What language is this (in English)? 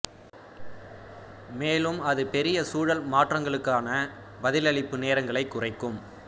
Tamil